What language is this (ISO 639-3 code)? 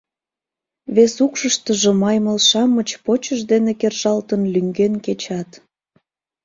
chm